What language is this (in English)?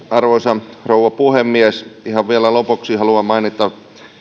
Finnish